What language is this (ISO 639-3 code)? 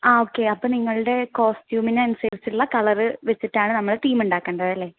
mal